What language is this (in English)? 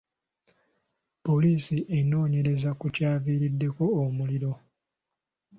Ganda